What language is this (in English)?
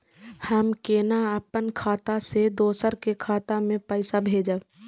Maithili